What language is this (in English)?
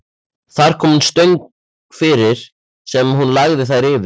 Icelandic